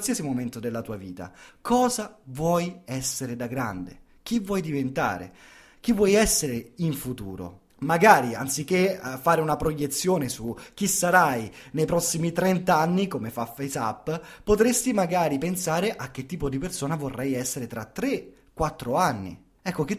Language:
Italian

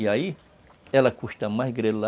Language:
Portuguese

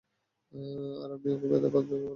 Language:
Bangla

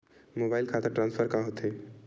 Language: Chhattisgarhi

